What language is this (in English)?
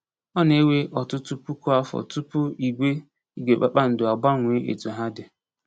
Igbo